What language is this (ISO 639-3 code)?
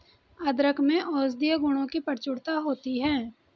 hin